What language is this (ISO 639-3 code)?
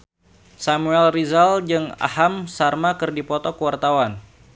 sun